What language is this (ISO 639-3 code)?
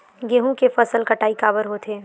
hne